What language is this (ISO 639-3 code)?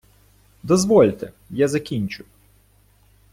ukr